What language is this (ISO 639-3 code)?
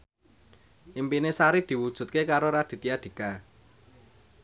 jav